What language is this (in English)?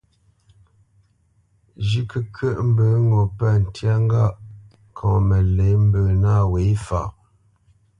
Bamenyam